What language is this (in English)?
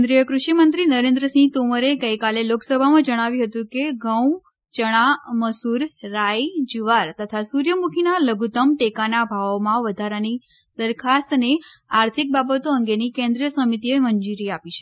Gujarati